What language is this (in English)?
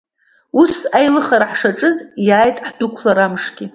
Abkhazian